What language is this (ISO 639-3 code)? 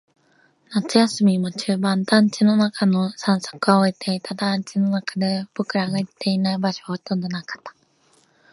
jpn